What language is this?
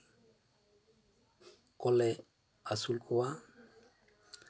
Santali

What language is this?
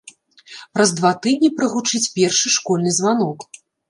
Belarusian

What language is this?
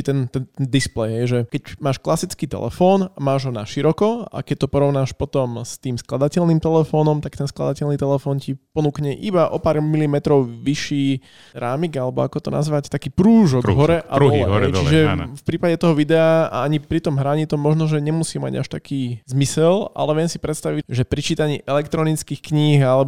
Slovak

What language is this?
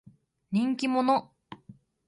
Japanese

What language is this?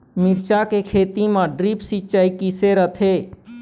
Chhattisgarhi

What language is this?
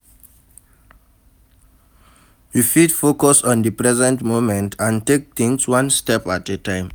Nigerian Pidgin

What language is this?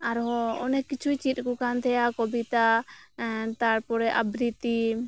Santali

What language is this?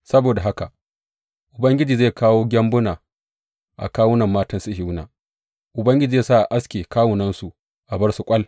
Hausa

